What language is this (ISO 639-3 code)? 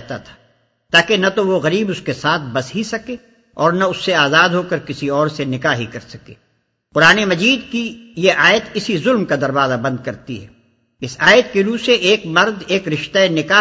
urd